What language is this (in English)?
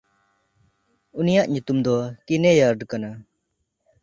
Santali